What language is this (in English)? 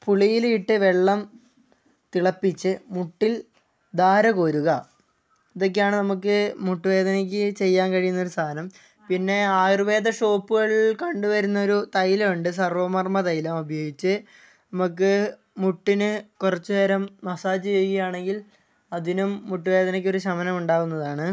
Malayalam